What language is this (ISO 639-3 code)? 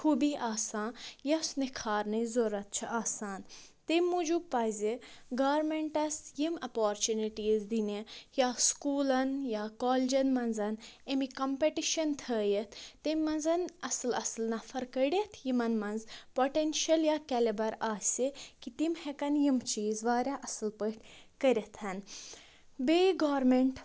kas